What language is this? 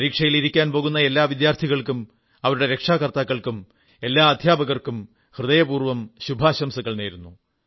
Malayalam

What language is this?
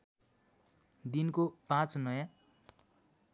Nepali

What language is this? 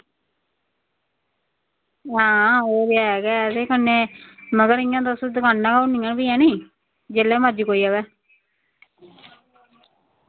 Dogri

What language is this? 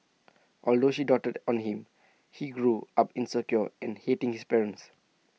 English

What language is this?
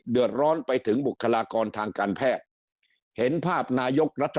Thai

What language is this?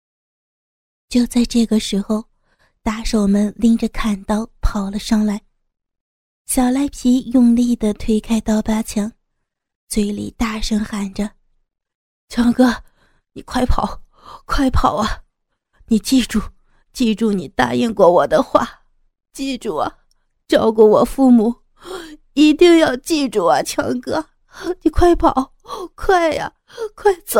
Chinese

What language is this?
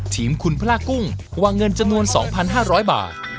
Thai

